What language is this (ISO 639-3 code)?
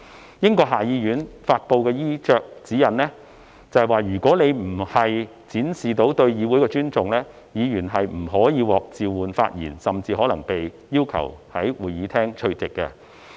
yue